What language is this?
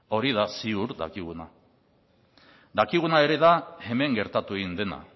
Basque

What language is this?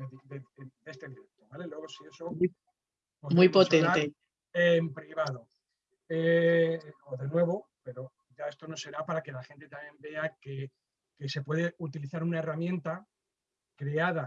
Spanish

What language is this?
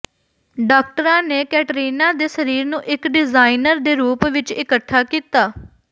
Punjabi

